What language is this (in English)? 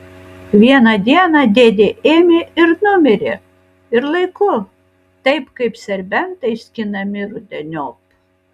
Lithuanian